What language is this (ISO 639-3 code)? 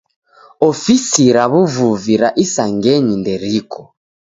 dav